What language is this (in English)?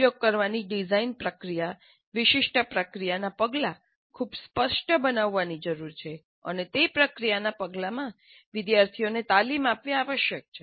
Gujarati